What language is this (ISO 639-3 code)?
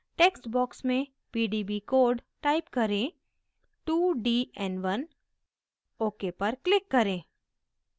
hin